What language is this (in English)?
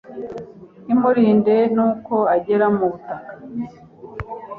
Kinyarwanda